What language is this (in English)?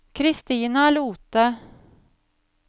Norwegian